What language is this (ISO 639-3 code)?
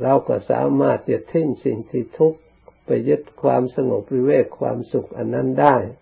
tha